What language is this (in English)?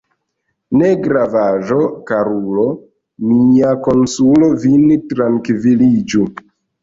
Esperanto